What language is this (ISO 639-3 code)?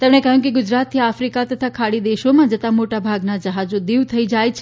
guj